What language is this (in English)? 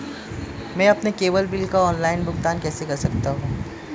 Hindi